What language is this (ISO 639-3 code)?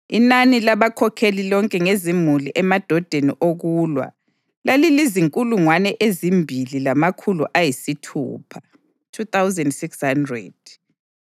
nde